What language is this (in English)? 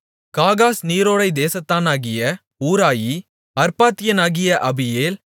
Tamil